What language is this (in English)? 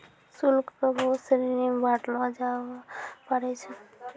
Maithili